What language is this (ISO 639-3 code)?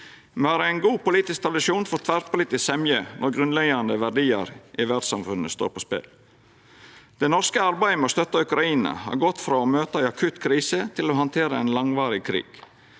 nor